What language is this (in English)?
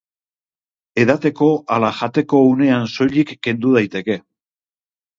Basque